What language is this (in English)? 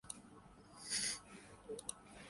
Urdu